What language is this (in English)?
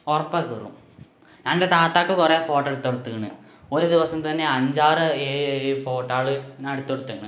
Malayalam